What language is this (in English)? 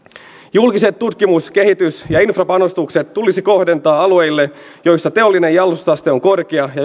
Finnish